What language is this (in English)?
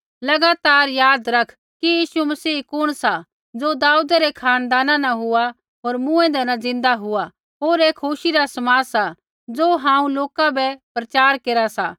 Kullu Pahari